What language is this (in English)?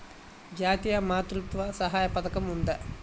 Telugu